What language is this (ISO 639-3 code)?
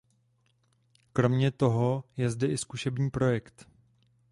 ces